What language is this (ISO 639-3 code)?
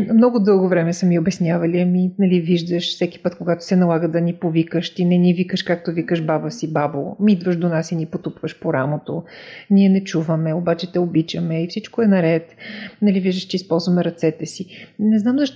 bul